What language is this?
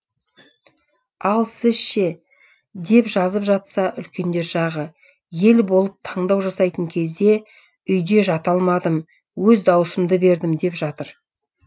Kazakh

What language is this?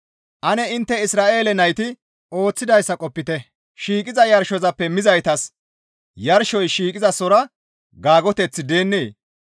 Gamo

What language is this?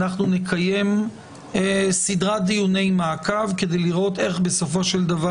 Hebrew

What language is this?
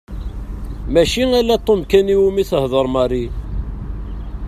Kabyle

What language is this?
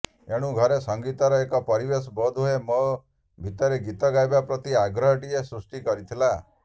Odia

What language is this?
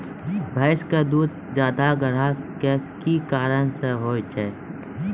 Maithili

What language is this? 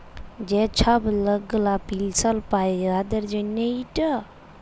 Bangla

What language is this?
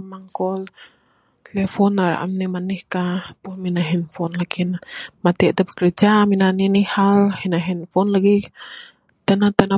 Bukar-Sadung Bidayuh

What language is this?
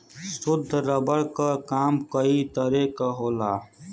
Bhojpuri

